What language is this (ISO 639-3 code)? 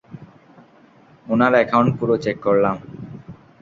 ben